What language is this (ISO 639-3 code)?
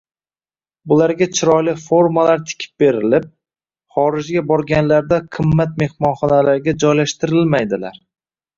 uzb